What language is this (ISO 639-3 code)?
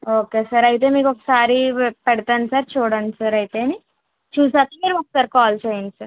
tel